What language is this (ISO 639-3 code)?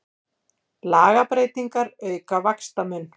isl